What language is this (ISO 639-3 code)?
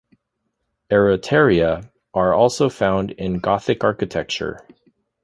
eng